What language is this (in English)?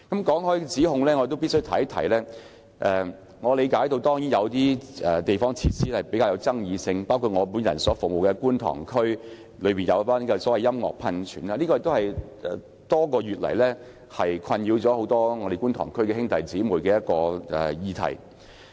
Cantonese